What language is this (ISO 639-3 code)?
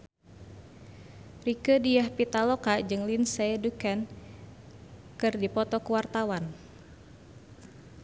sun